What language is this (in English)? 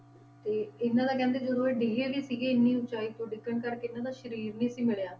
Punjabi